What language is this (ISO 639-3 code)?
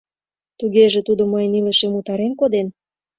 chm